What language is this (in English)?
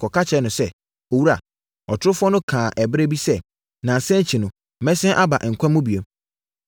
Akan